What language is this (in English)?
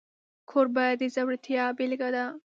Pashto